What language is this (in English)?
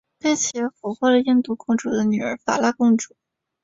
Chinese